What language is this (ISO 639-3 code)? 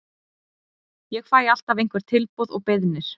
isl